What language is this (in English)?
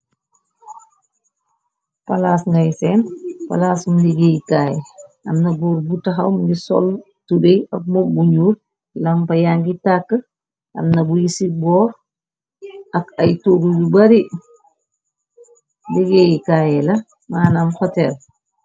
Wolof